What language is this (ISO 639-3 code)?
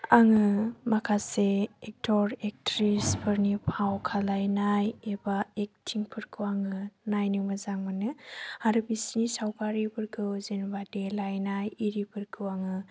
brx